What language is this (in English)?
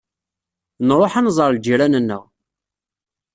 Kabyle